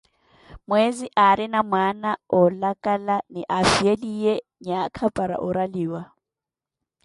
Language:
Koti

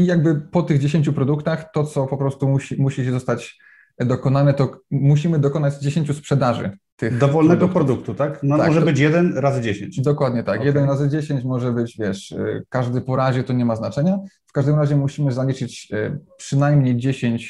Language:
Polish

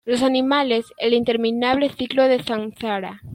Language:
Spanish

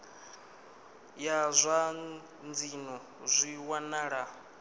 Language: Venda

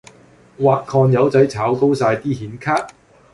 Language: Cantonese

